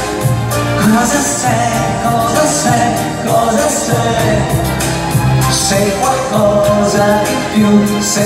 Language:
Latvian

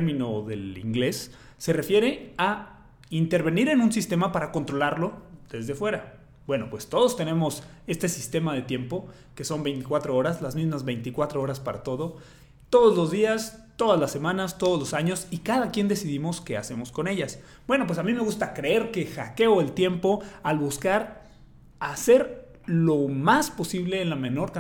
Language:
Spanish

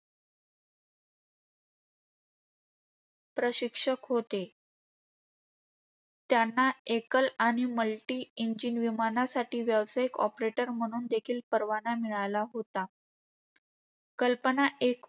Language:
Marathi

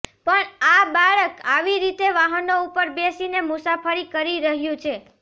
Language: Gujarati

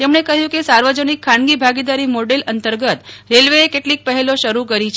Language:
Gujarati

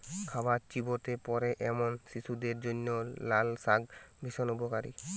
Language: Bangla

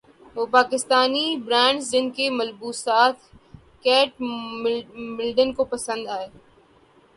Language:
Urdu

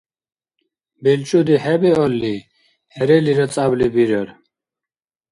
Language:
Dargwa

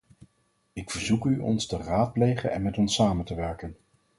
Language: Dutch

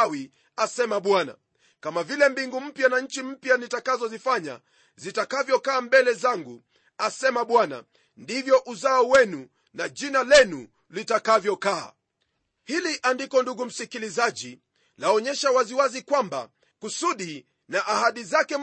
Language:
Swahili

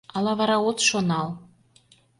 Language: Mari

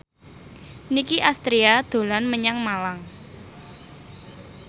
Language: Javanese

